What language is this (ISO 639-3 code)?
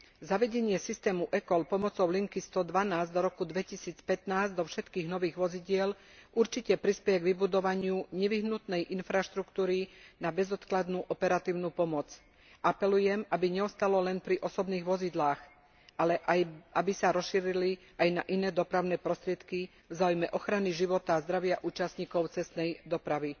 slk